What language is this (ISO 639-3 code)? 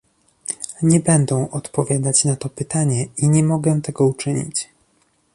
pol